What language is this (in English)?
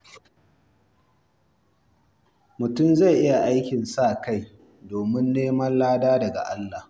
Hausa